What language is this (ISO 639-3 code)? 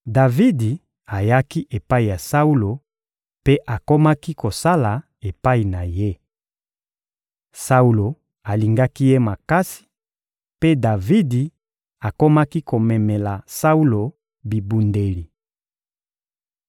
lin